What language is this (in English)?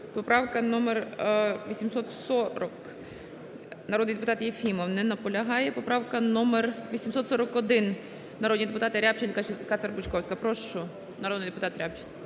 Ukrainian